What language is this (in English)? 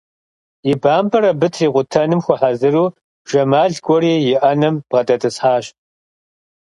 Kabardian